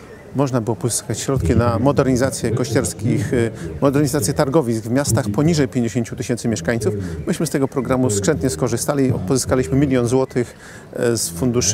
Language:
Polish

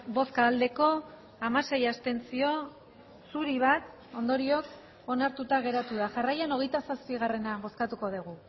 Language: Basque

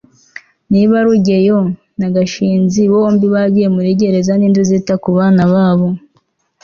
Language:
Kinyarwanda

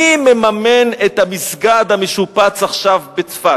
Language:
Hebrew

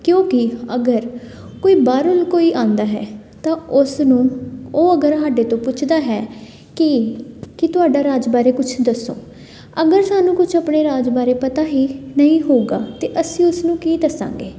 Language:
Punjabi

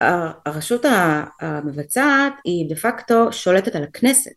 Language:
Hebrew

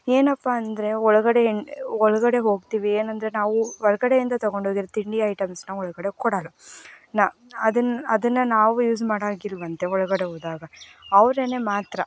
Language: Kannada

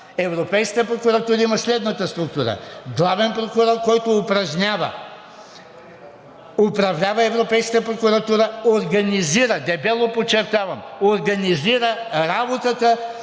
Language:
Bulgarian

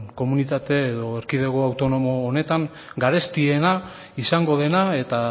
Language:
Basque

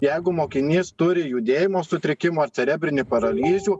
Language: Lithuanian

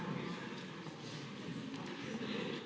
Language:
Slovenian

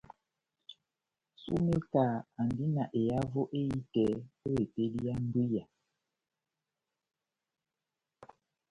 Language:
Batanga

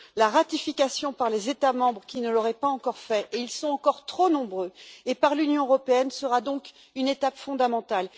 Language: French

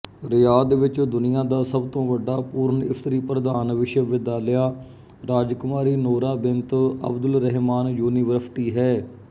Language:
Punjabi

